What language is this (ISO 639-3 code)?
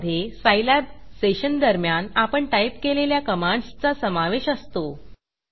mar